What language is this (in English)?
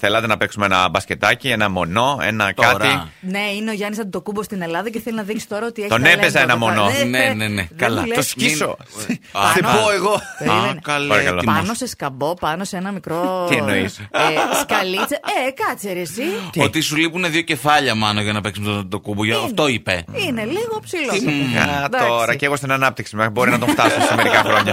Greek